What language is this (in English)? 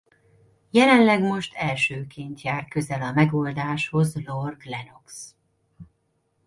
Hungarian